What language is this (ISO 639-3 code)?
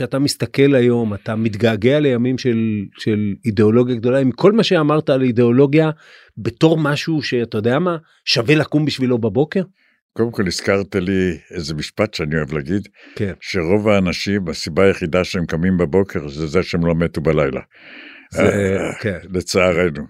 heb